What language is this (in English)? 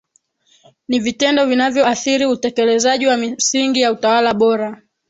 Swahili